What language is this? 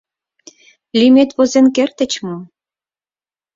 Mari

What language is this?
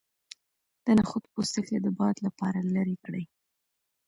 Pashto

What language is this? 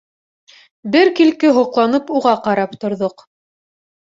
Bashkir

